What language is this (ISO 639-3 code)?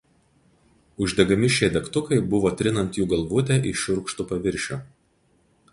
lit